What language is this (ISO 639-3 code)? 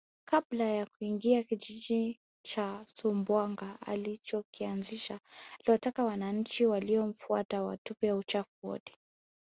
swa